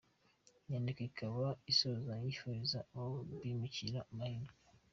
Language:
Kinyarwanda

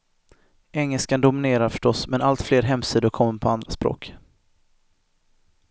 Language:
Swedish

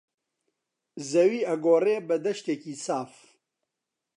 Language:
Central Kurdish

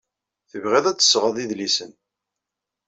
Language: Kabyle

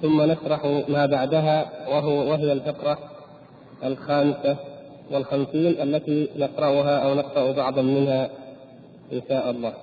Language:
Arabic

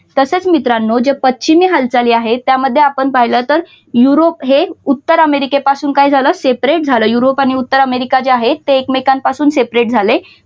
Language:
Marathi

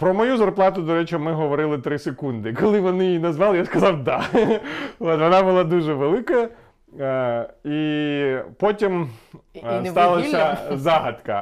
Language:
Ukrainian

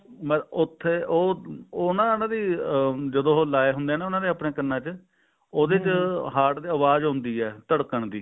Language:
Punjabi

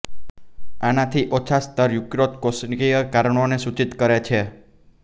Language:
Gujarati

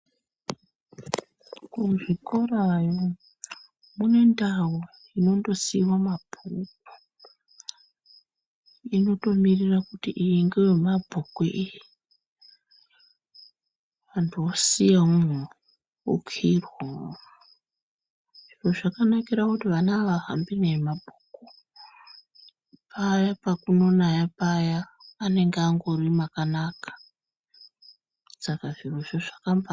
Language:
Ndau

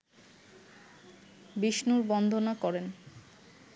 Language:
Bangla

